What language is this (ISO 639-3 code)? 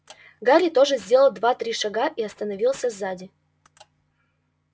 rus